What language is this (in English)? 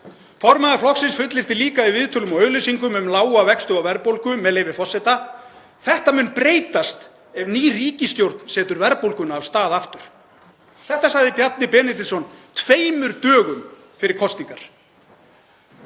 Icelandic